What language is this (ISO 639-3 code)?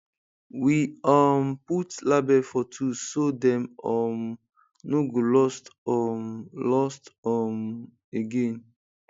pcm